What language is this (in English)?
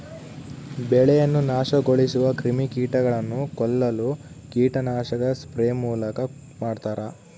Kannada